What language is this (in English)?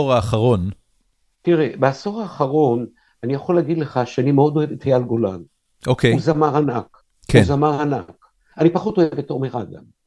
Hebrew